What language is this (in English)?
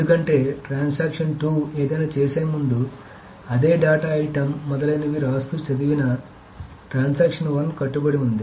Telugu